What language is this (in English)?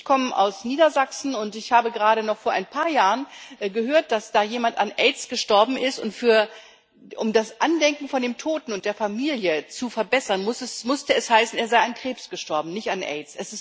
German